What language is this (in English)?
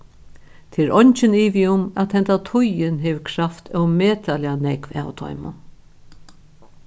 Faroese